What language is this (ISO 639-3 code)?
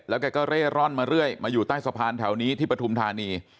tha